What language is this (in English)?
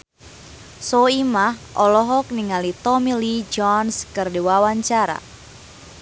Sundanese